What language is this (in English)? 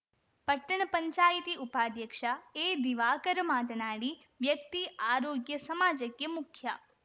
Kannada